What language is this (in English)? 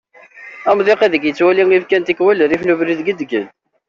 Kabyle